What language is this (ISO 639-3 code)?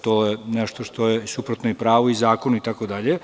srp